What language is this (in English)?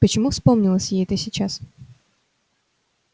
Russian